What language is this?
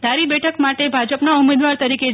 Gujarati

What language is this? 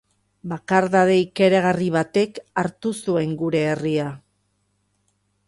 Basque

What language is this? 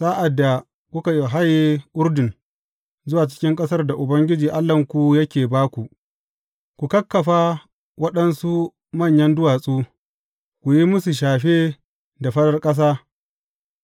Hausa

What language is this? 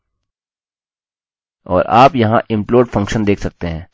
Hindi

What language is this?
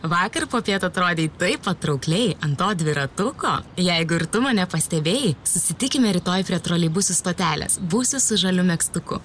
Lithuanian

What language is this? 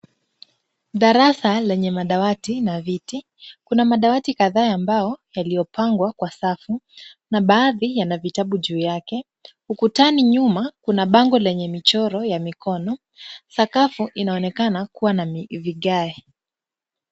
Swahili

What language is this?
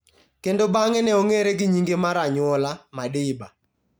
Luo (Kenya and Tanzania)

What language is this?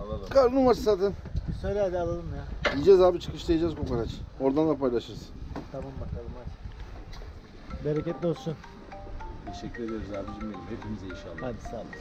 Turkish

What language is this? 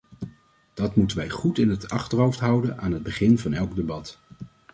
Dutch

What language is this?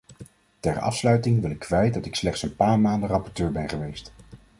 Dutch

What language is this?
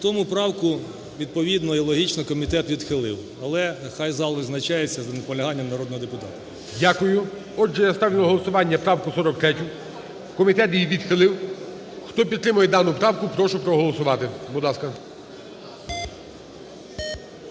Ukrainian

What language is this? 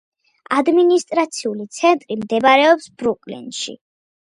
Georgian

